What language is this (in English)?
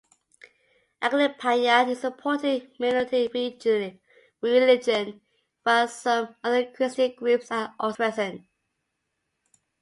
English